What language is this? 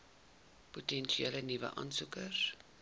Afrikaans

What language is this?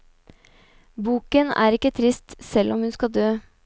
Norwegian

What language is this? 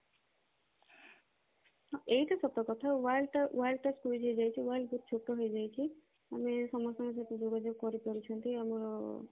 Odia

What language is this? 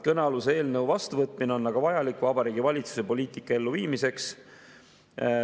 Estonian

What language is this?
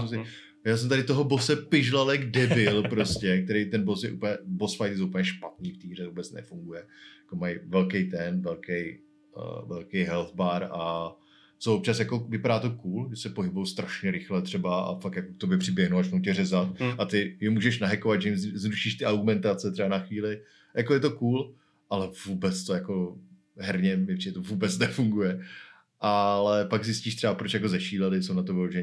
Czech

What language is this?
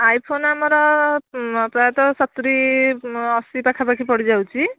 Odia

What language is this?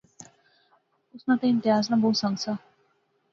Pahari-Potwari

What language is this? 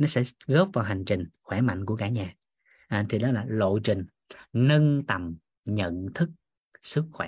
Vietnamese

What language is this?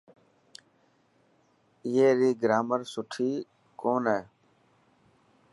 Dhatki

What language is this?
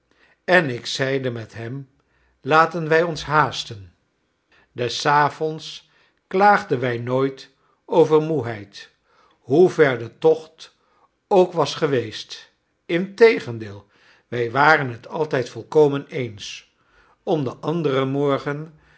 Dutch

